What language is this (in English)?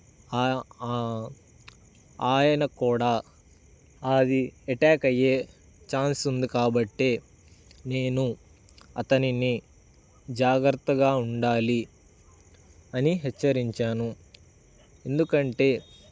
Telugu